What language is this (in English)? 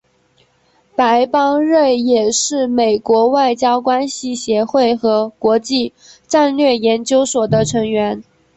Chinese